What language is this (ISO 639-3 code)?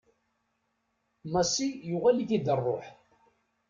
kab